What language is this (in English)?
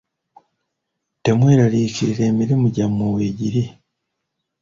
Ganda